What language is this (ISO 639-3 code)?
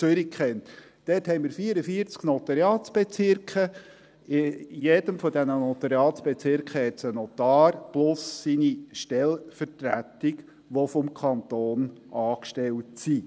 gsw